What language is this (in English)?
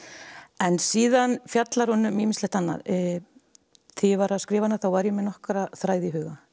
Icelandic